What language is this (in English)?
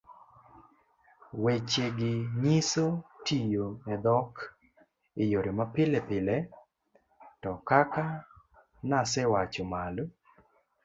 Luo (Kenya and Tanzania)